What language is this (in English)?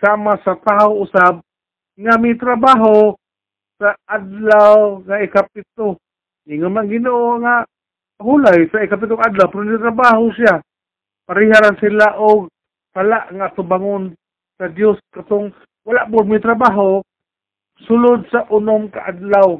Filipino